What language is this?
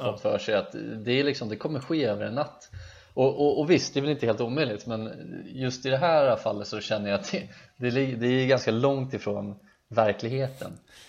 Swedish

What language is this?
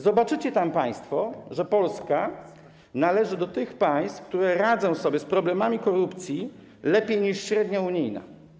Polish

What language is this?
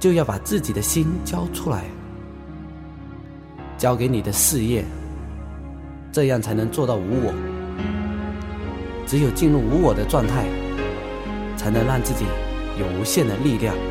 Chinese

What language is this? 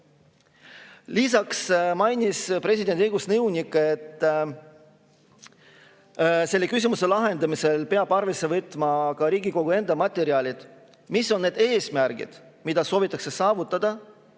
Estonian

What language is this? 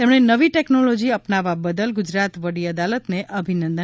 Gujarati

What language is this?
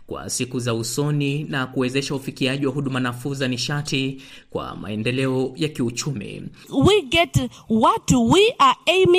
Swahili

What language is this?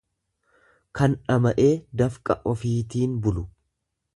Oromo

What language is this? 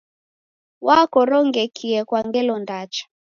Taita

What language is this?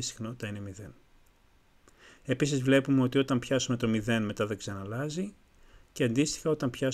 Greek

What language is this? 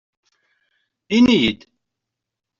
Kabyle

